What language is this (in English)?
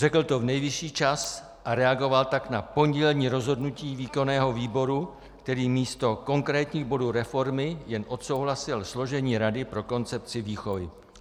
Czech